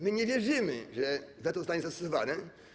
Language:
Polish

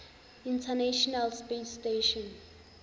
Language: Zulu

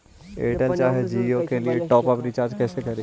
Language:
Magahi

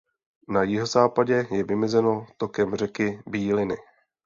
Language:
Czech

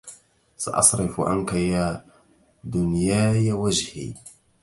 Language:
Arabic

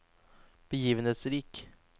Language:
Norwegian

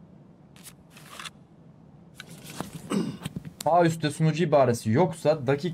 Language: Turkish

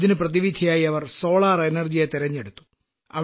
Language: Malayalam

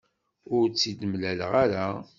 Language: Kabyle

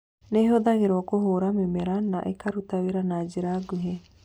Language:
Kikuyu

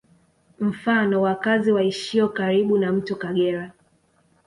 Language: Swahili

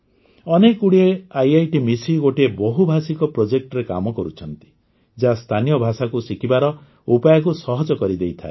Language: Odia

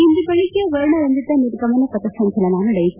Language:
Kannada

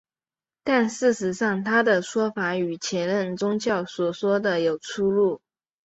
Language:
Chinese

